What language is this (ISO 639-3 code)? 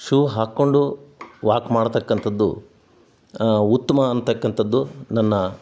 kan